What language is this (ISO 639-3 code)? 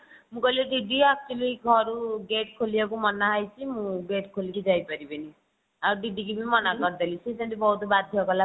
ori